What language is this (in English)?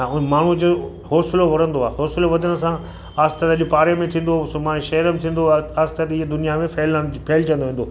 Sindhi